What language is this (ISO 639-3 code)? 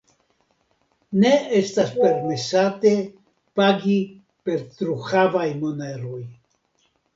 epo